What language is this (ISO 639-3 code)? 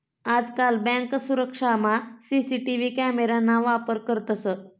mar